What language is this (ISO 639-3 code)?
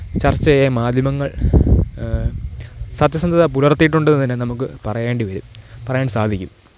mal